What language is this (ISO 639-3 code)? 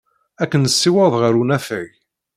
kab